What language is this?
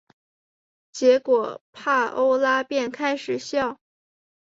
Chinese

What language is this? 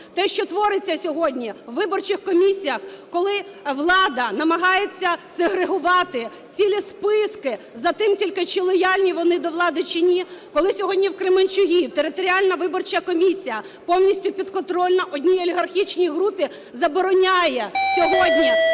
Ukrainian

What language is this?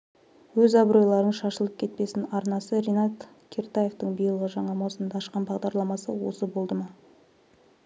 Kazakh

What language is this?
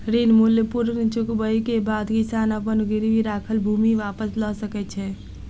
Maithili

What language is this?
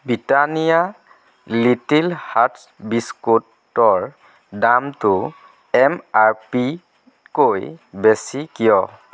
Assamese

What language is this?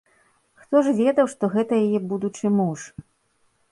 Belarusian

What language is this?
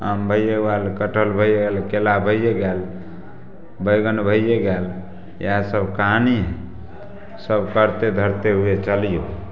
Maithili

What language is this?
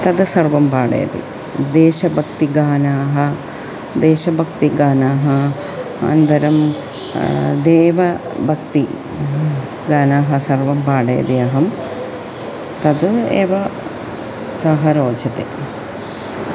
Sanskrit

